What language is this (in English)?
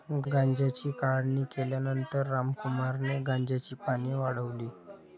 Marathi